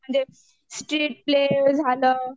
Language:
Marathi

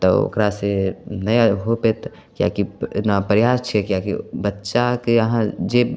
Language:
Maithili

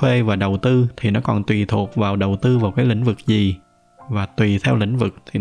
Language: Vietnamese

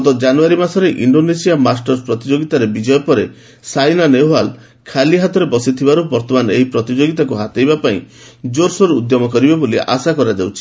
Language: Odia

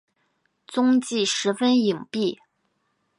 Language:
Chinese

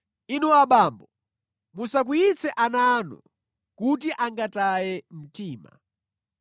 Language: Nyanja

